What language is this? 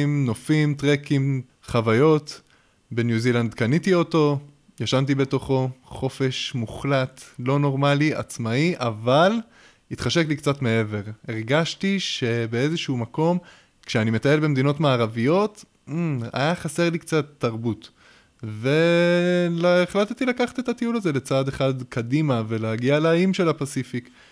Hebrew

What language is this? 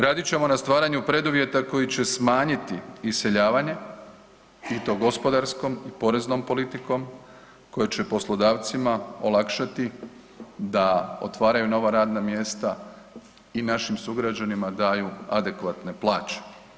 Croatian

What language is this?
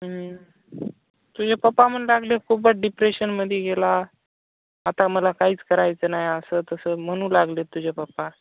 Marathi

